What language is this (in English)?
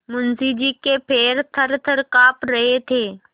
Hindi